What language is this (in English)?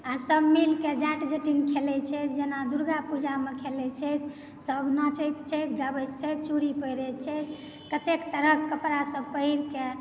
Maithili